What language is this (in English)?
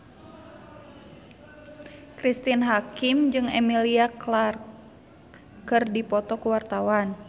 Sundanese